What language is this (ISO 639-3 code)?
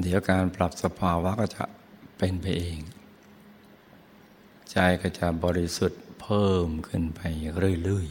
tha